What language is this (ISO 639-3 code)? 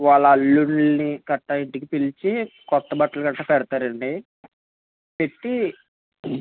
tel